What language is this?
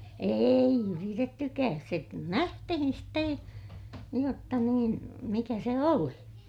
Finnish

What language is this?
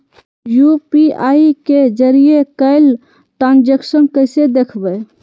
Magahi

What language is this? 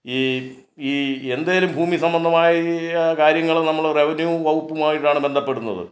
Malayalam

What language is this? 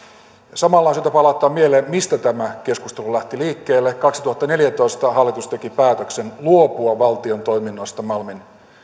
Finnish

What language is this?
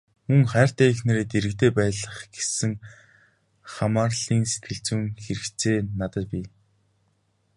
Mongolian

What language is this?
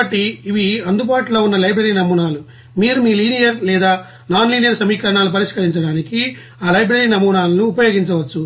Telugu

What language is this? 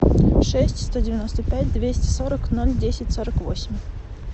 Russian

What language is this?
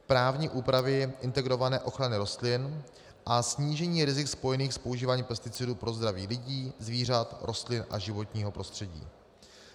Czech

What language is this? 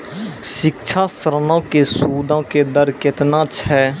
Maithili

